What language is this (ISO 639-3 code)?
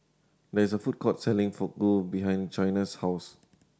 eng